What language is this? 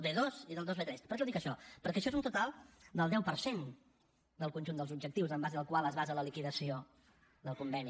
Catalan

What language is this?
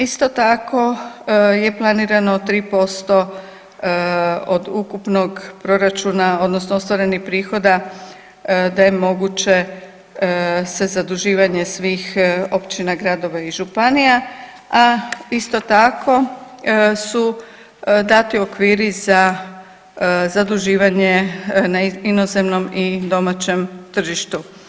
Croatian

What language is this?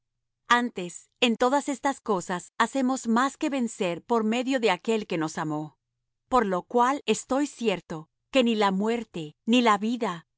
Spanish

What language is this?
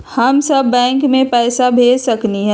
Magahi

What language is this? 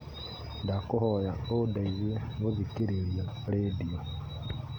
Kikuyu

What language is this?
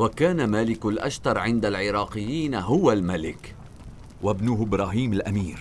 Arabic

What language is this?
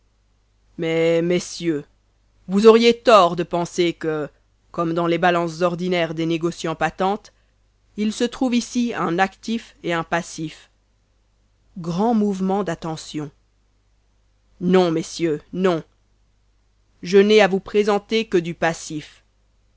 French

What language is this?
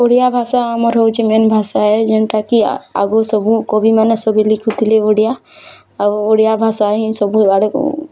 Odia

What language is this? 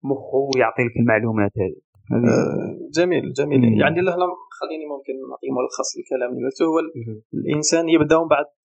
Arabic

